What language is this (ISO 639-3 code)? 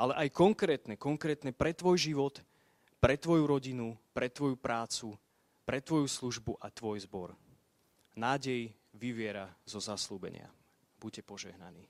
slk